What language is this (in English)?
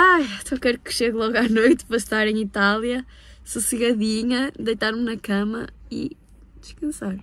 Portuguese